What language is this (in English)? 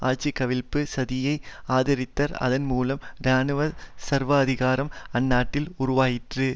Tamil